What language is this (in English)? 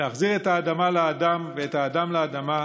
Hebrew